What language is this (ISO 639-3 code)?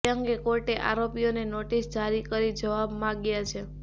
guj